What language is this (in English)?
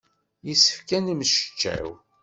Kabyle